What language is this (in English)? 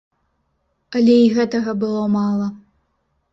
Belarusian